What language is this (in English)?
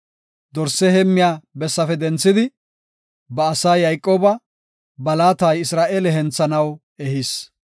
Gofa